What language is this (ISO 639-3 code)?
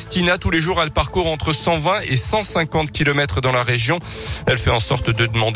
fra